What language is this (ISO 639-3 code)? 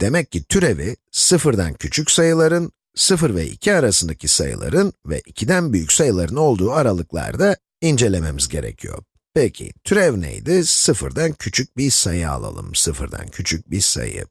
tur